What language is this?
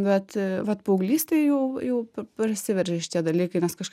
Lithuanian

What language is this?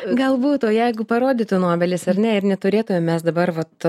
Lithuanian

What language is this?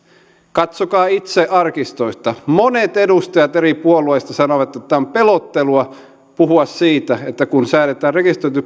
Finnish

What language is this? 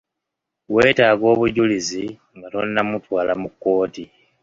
Ganda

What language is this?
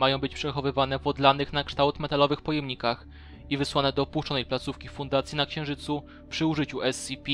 Polish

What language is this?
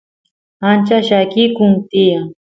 Santiago del Estero Quichua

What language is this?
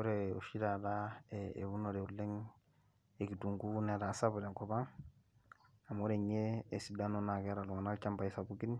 Masai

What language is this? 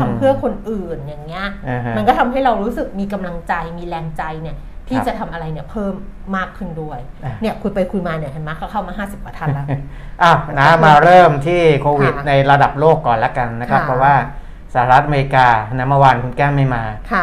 Thai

